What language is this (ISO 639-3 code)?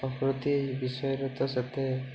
ori